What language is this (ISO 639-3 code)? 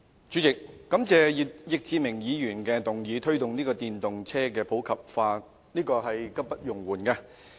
yue